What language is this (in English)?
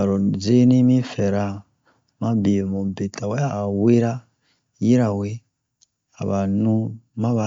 Bomu